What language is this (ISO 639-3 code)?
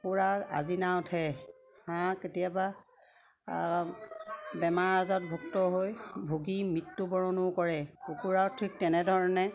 asm